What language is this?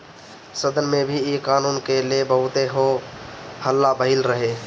Bhojpuri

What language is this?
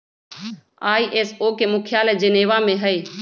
Magahi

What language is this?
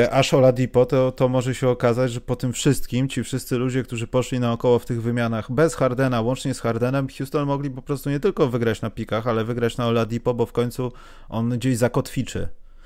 Polish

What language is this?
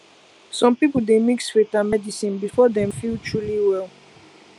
Nigerian Pidgin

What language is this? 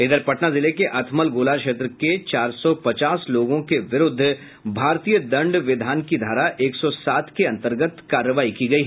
Hindi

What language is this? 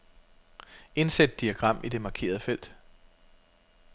Danish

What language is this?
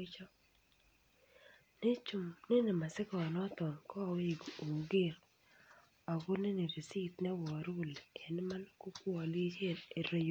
Kalenjin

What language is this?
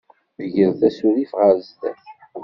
Kabyle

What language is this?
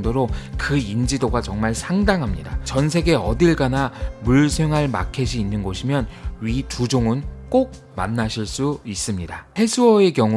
Korean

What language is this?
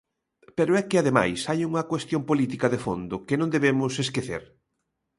Galician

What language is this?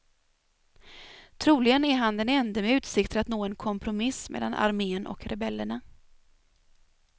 Swedish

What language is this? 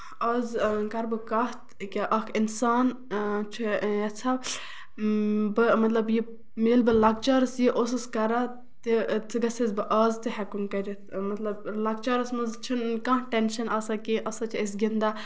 Kashmiri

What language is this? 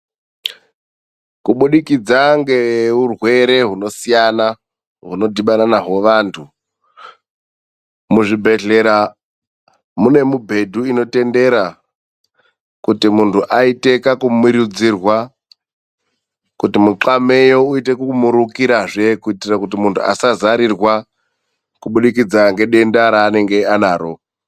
Ndau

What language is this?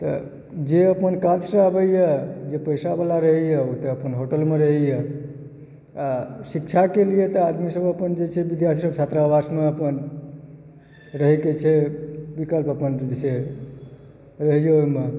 Maithili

